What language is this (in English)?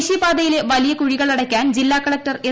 Malayalam